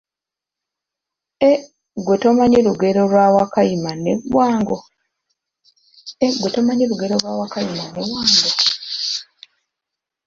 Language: Ganda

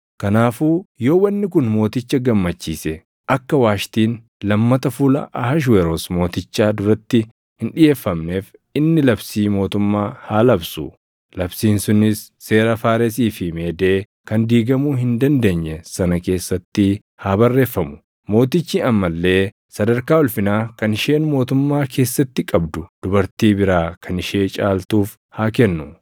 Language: Oromo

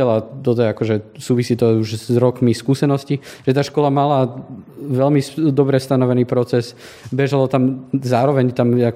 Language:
Slovak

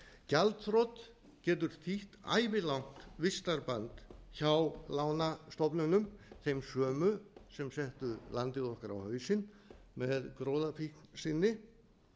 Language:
Icelandic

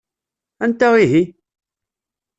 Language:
Kabyle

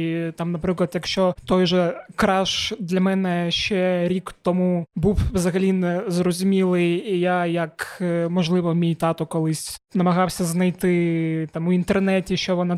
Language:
Ukrainian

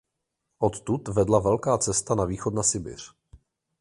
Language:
Czech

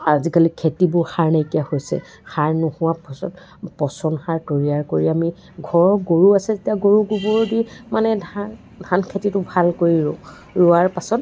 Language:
Assamese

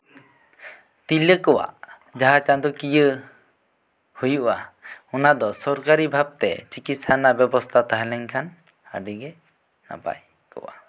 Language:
Santali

